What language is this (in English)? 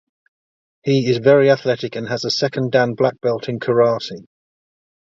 English